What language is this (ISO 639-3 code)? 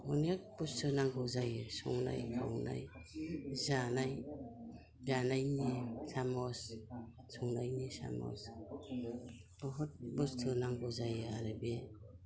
brx